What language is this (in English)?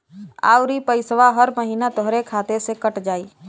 Bhojpuri